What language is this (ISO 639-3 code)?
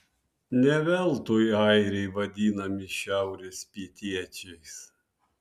lit